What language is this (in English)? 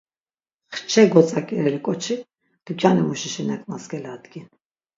Laz